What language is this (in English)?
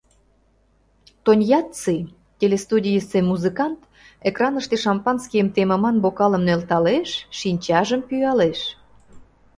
Mari